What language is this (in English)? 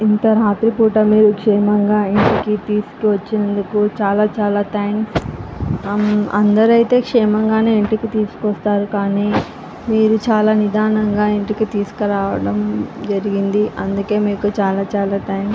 Telugu